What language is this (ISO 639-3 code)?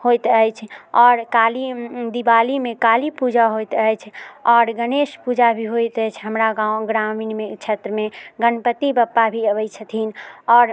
mai